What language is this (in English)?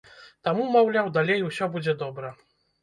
Belarusian